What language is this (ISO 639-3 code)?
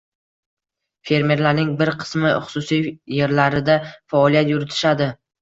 uzb